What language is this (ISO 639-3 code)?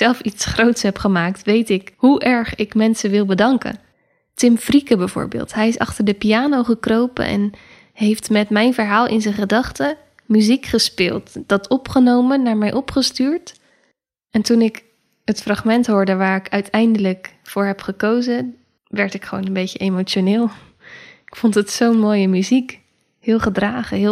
nld